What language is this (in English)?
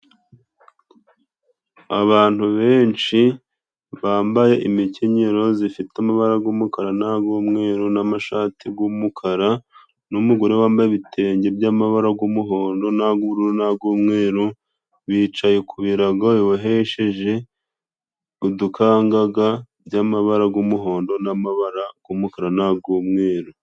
Kinyarwanda